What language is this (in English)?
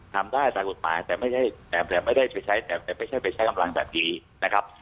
Thai